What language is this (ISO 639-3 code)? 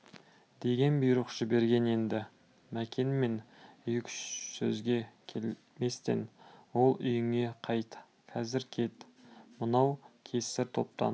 kaz